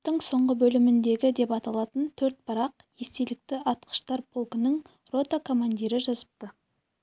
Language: Kazakh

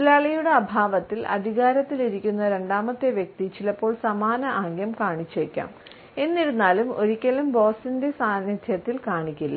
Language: Malayalam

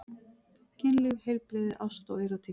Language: Icelandic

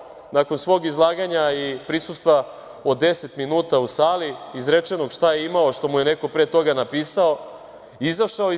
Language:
Serbian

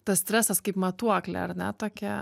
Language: Lithuanian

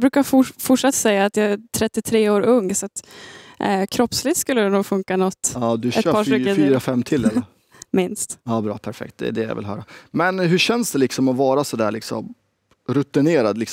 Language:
Swedish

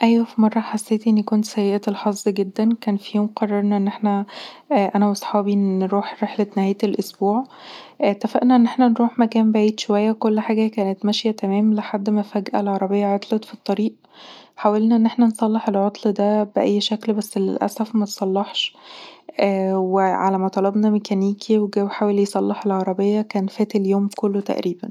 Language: Egyptian Arabic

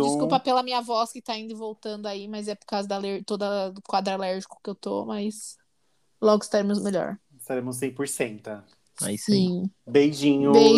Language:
Portuguese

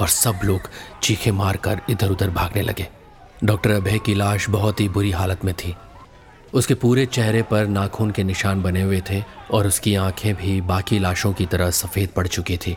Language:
Hindi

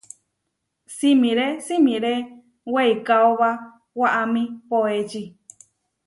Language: Huarijio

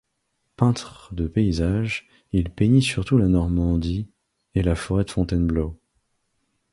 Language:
French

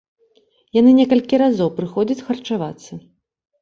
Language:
Belarusian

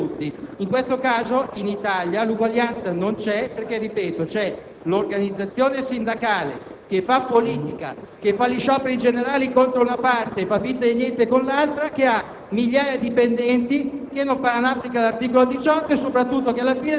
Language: Italian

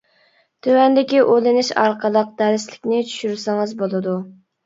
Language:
Uyghur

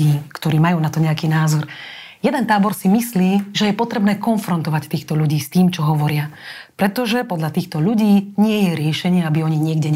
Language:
Slovak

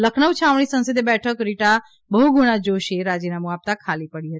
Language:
Gujarati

